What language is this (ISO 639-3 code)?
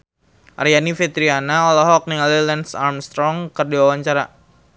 sun